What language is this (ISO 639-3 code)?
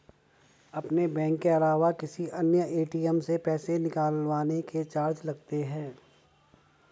hin